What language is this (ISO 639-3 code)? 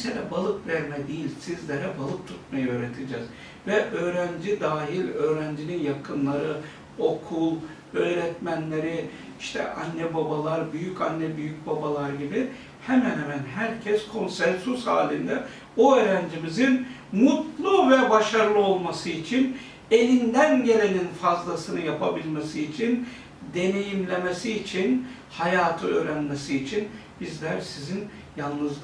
tur